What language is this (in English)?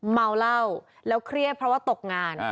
Thai